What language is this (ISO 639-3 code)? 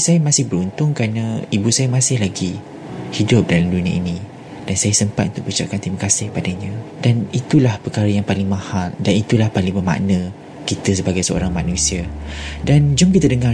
msa